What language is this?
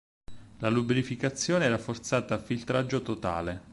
Italian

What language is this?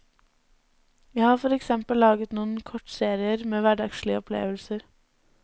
Norwegian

